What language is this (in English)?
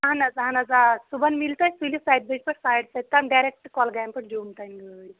Kashmiri